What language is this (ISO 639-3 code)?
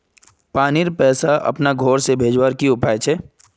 mag